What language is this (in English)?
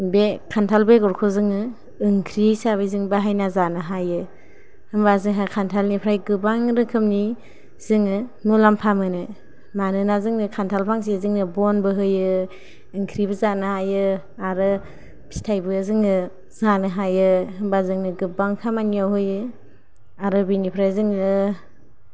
Bodo